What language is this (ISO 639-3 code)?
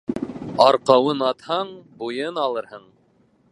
bak